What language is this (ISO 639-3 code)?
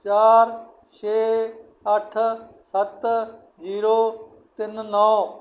pan